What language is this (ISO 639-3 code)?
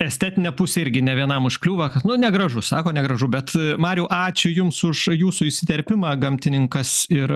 lit